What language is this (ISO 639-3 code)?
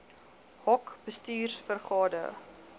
afr